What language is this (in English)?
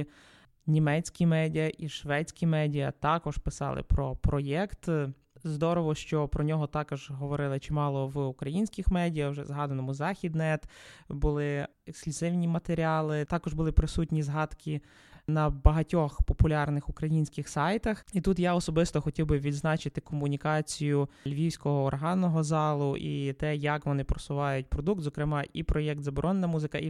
Ukrainian